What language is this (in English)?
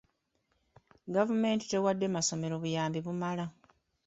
Ganda